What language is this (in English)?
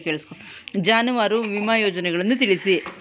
Kannada